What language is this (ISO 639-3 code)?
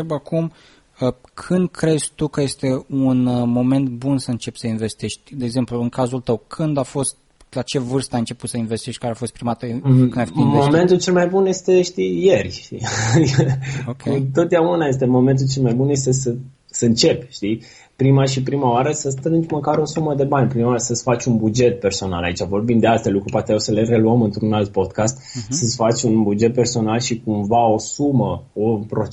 ron